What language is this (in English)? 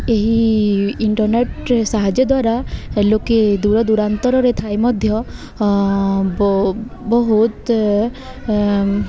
Odia